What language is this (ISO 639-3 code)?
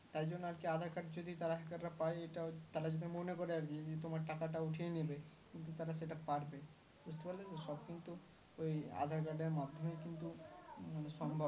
ben